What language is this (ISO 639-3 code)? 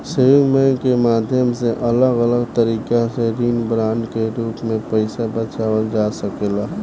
bho